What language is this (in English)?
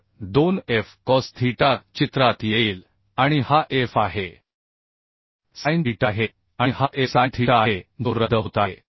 Marathi